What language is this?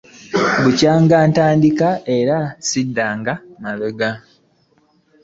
Ganda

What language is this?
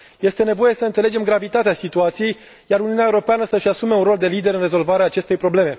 Romanian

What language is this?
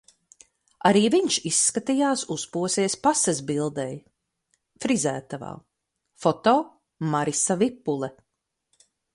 Latvian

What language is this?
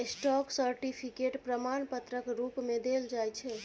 Maithili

